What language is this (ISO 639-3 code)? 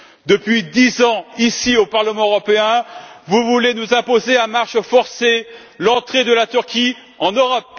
fra